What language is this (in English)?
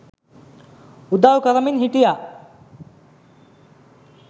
Sinhala